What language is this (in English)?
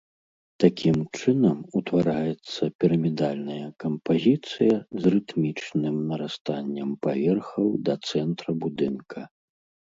Belarusian